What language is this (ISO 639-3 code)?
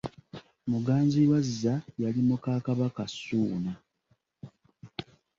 lug